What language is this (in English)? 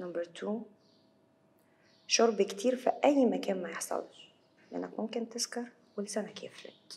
Arabic